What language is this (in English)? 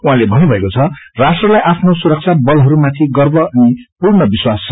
Nepali